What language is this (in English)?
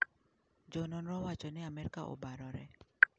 Luo (Kenya and Tanzania)